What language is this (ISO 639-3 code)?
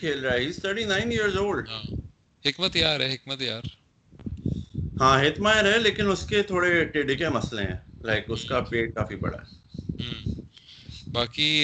urd